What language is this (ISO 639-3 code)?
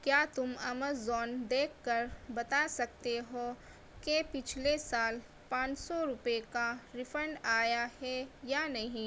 urd